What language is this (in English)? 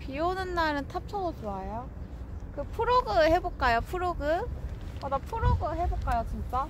Korean